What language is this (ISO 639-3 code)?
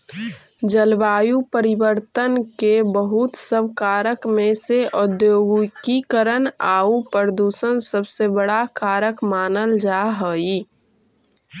mag